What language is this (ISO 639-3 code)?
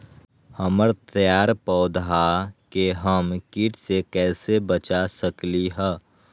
mag